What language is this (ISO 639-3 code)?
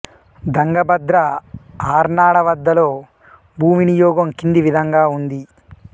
tel